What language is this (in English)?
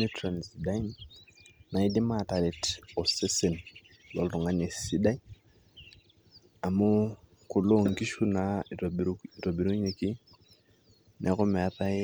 Masai